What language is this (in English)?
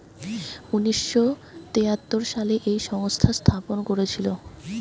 Bangla